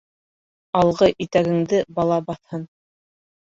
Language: Bashkir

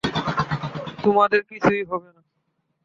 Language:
Bangla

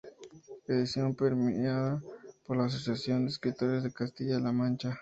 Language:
Spanish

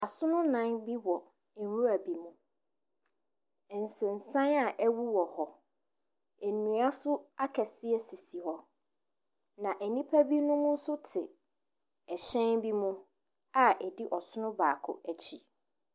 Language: Akan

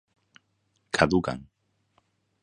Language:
Galician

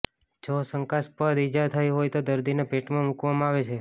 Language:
Gujarati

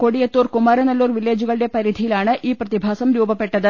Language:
Malayalam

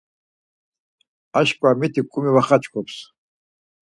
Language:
Laz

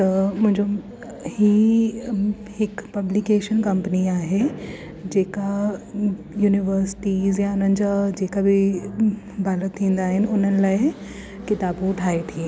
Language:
Sindhi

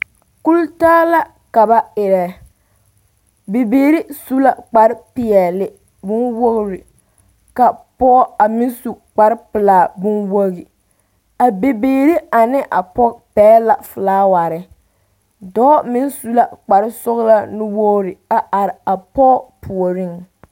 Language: Southern Dagaare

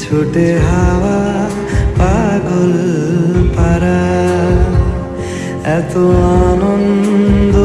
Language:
Bangla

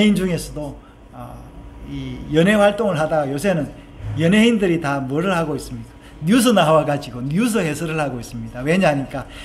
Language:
Korean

